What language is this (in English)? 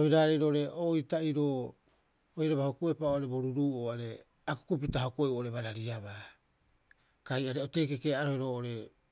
Rapoisi